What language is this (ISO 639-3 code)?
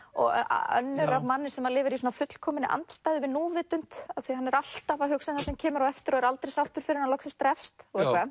isl